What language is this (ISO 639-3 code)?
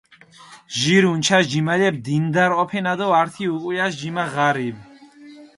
xmf